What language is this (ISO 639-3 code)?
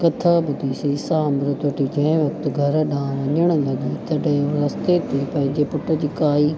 snd